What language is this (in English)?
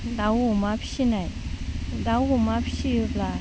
Bodo